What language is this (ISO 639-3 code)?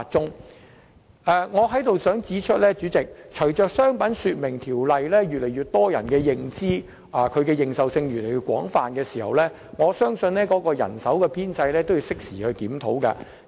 yue